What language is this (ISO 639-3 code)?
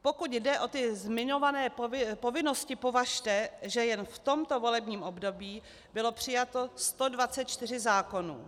ces